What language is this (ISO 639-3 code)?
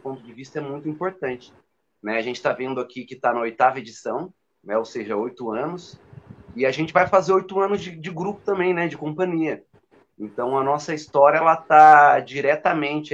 por